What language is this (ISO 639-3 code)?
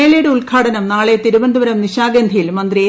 mal